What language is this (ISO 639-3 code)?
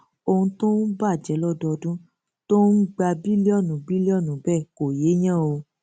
yor